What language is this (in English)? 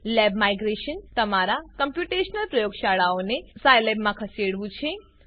Gujarati